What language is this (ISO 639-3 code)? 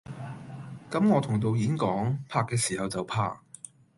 yue